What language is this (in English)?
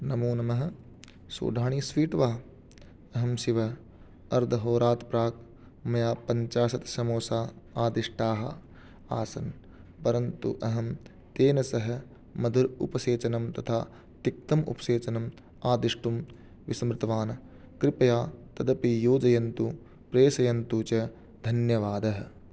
Sanskrit